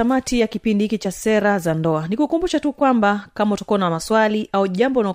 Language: Swahili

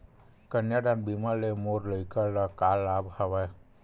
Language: Chhattisgarhi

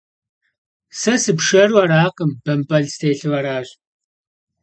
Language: Kabardian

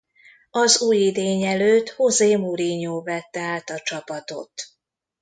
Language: Hungarian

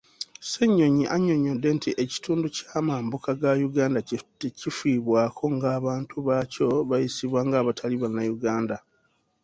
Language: Ganda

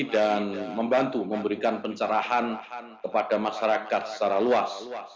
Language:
Indonesian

